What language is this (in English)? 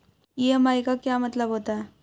Hindi